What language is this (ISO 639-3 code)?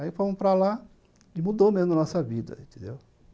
por